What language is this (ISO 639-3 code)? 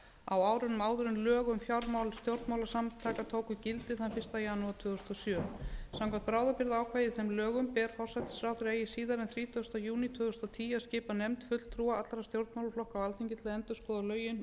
isl